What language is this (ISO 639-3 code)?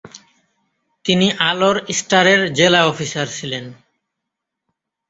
ben